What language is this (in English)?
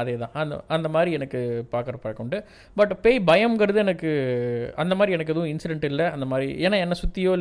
Tamil